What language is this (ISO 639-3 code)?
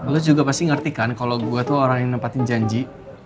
ind